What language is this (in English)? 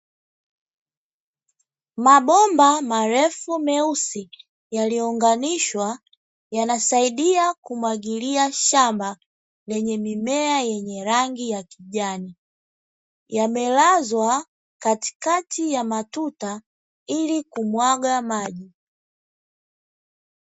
Swahili